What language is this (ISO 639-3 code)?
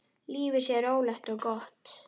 isl